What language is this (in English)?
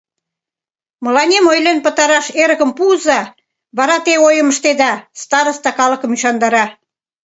Mari